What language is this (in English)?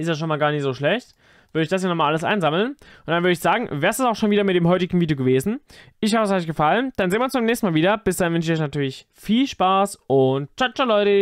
German